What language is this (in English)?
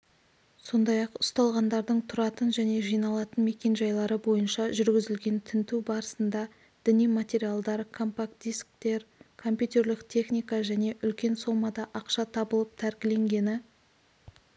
Kazakh